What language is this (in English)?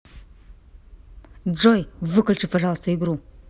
Russian